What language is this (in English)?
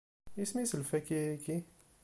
Kabyle